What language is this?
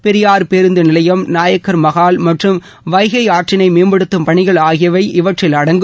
Tamil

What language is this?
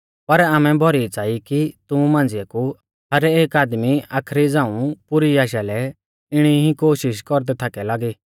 Mahasu Pahari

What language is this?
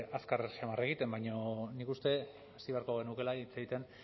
Basque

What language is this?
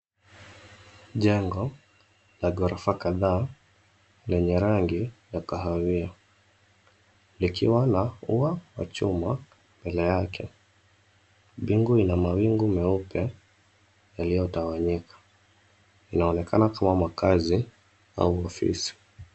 Swahili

